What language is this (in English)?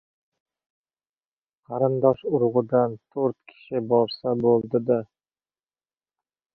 Uzbek